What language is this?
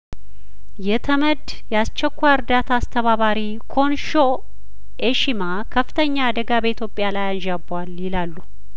Amharic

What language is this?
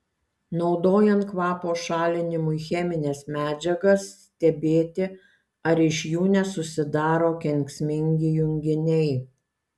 Lithuanian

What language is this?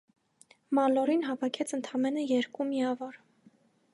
Armenian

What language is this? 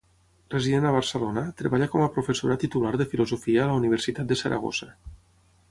Catalan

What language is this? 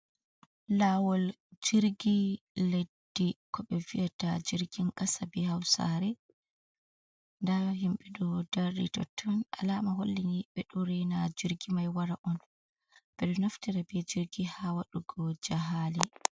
Fula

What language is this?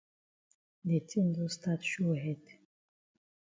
Cameroon Pidgin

